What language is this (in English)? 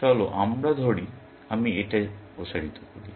Bangla